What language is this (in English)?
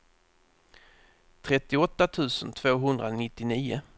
Swedish